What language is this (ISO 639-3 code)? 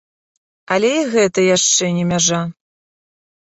bel